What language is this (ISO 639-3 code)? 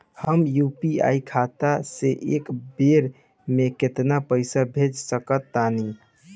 bho